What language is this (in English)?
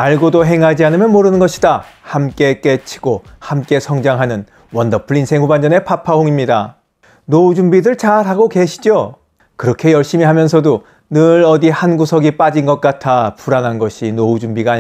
Korean